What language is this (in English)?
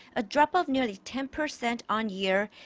English